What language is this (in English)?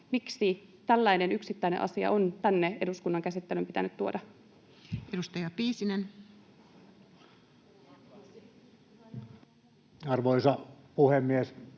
Finnish